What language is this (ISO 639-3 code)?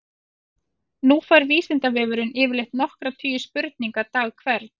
isl